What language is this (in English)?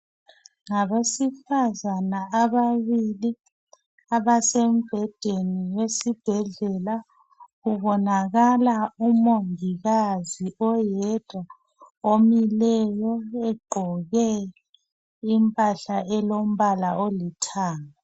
North Ndebele